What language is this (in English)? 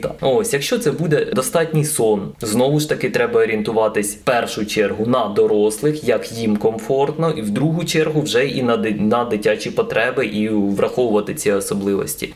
Ukrainian